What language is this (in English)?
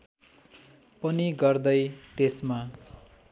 Nepali